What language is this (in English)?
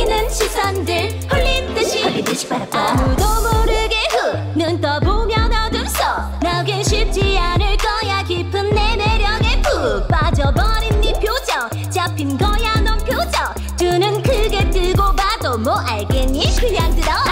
Korean